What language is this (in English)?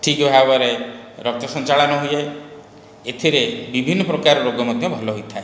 Odia